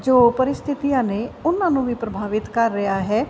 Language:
Punjabi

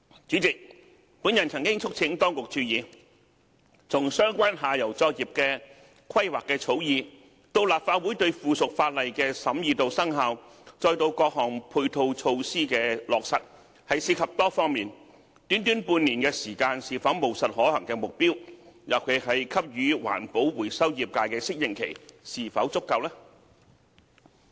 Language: Cantonese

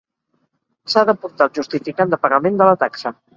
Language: Catalan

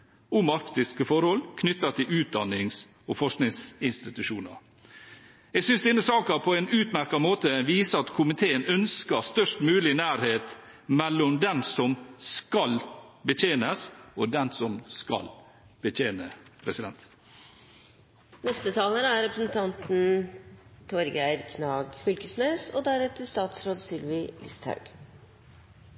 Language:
Norwegian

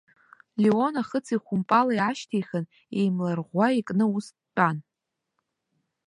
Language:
Abkhazian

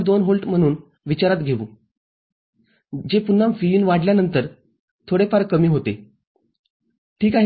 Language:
Marathi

